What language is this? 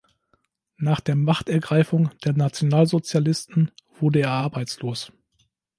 German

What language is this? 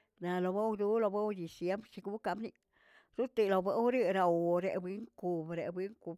Tilquiapan Zapotec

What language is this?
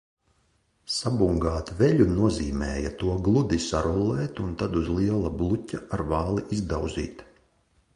Latvian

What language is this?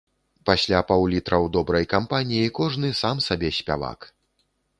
Belarusian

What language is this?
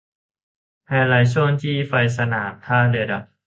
Thai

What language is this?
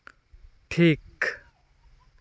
Santali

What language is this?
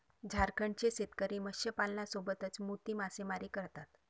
Marathi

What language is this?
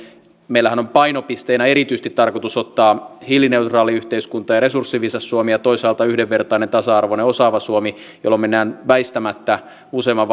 Finnish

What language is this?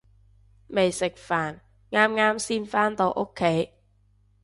Cantonese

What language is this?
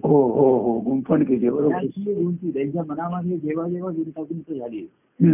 Marathi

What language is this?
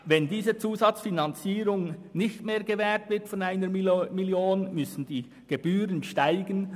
Swiss German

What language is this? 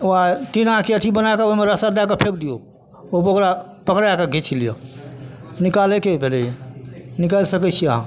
Maithili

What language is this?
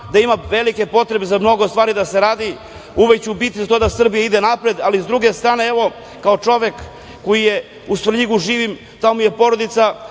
Serbian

